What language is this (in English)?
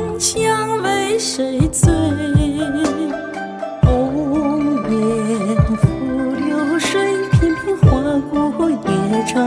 Chinese